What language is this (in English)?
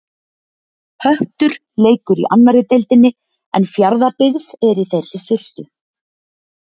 Icelandic